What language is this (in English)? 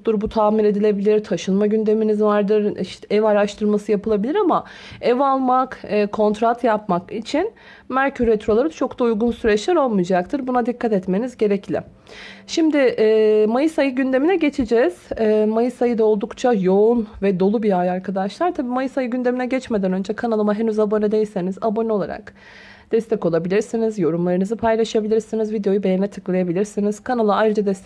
Turkish